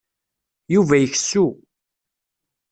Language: Kabyle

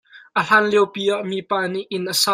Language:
Hakha Chin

